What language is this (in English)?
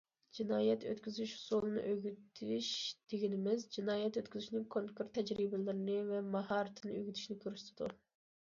Uyghur